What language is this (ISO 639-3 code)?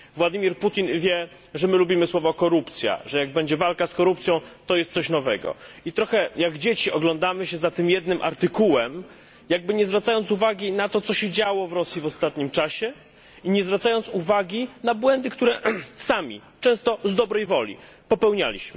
pol